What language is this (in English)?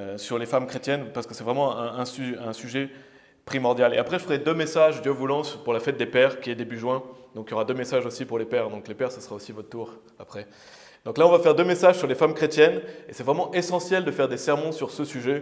French